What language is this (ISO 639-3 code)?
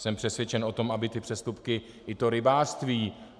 ces